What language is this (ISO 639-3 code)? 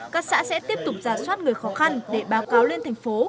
vie